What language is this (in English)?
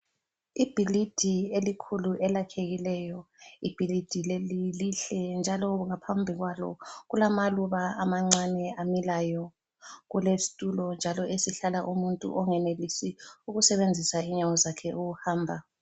North Ndebele